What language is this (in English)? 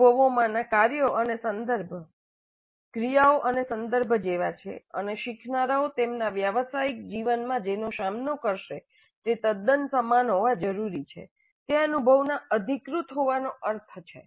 Gujarati